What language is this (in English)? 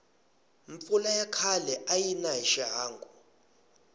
Tsonga